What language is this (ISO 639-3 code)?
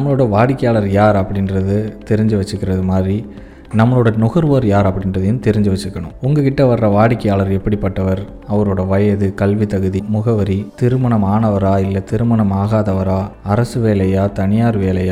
tam